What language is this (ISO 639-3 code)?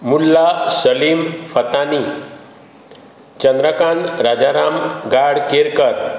kok